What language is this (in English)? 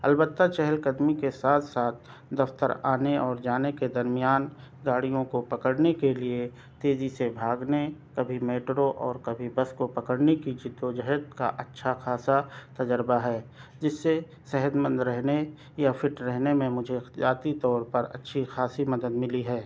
Urdu